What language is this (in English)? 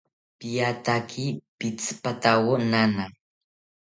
South Ucayali Ashéninka